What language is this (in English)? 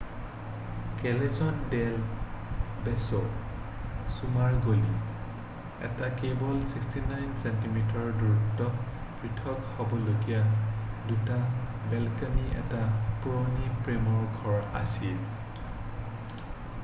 Assamese